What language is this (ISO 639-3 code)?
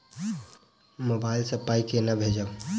mai